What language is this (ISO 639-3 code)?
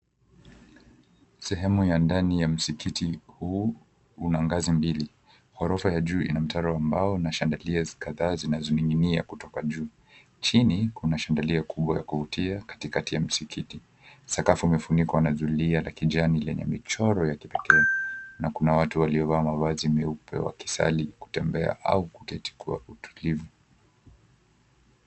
swa